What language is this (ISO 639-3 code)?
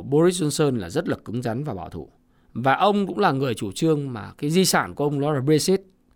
vie